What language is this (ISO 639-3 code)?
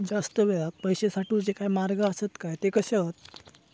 mar